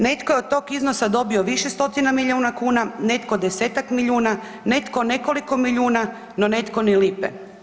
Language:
Croatian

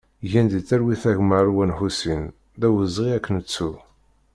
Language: Kabyle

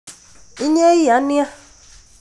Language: Kalenjin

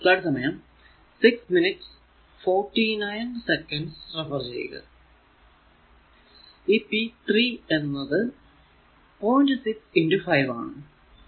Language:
Malayalam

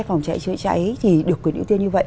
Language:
Vietnamese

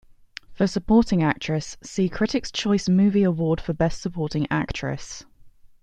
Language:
English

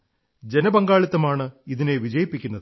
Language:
Malayalam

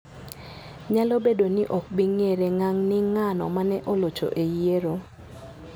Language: Luo (Kenya and Tanzania)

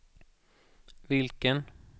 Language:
Swedish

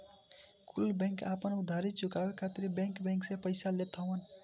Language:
Bhojpuri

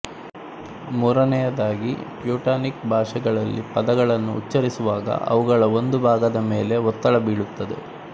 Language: Kannada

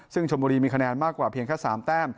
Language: Thai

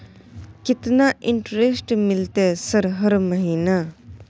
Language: Maithili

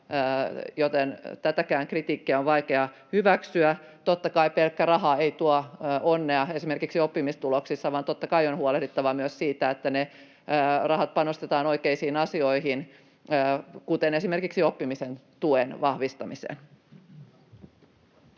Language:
Finnish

